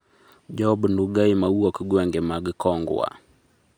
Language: Luo (Kenya and Tanzania)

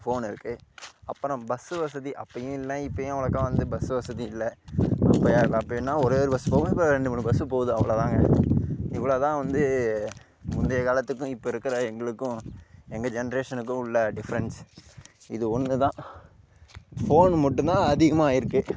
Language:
Tamil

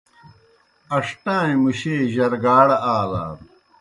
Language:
Kohistani Shina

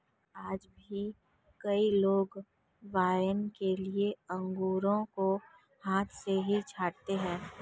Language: Hindi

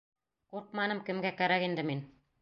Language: Bashkir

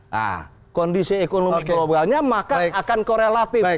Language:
Indonesian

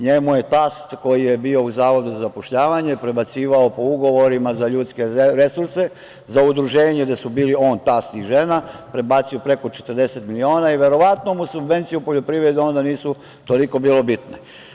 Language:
Serbian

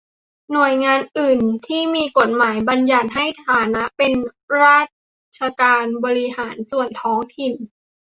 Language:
Thai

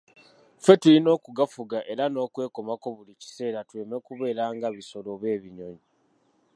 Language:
Ganda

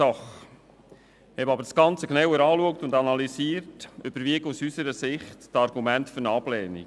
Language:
Swiss German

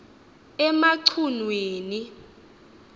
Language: Xhosa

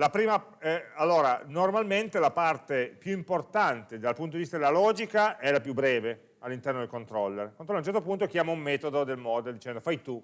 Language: Italian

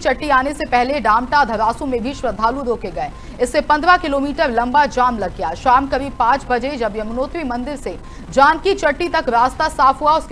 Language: Hindi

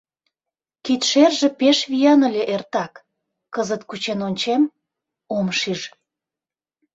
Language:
Mari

